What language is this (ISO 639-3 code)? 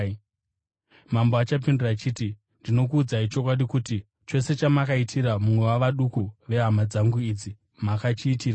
sna